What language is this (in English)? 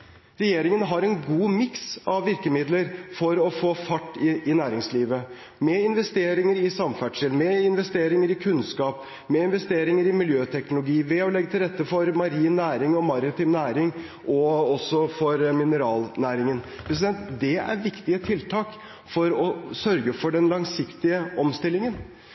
Norwegian Bokmål